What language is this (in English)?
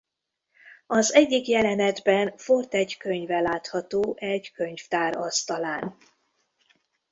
Hungarian